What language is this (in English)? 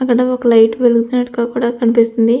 Telugu